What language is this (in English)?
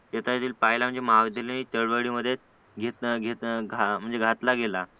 Marathi